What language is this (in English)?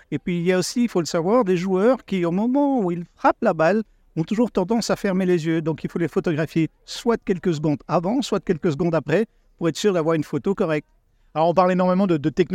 French